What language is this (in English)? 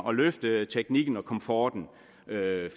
Danish